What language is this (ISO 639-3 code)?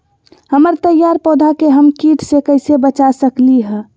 mag